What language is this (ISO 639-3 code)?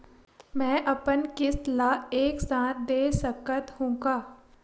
hne